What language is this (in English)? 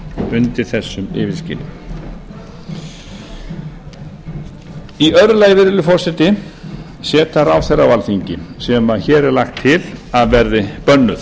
Icelandic